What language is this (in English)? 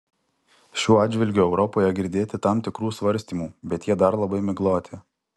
Lithuanian